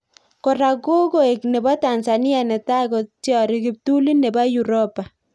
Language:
Kalenjin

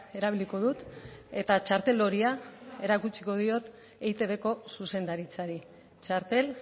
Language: Basque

